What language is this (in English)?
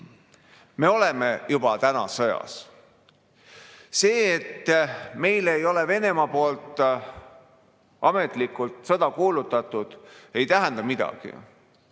Estonian